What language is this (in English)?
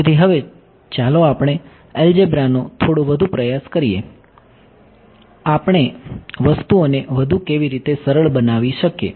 Gujarati